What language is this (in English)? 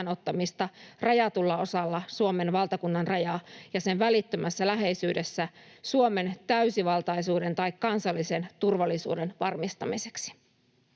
Finnish